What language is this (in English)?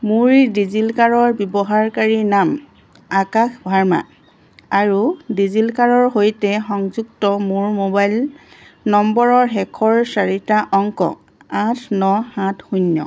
Assamese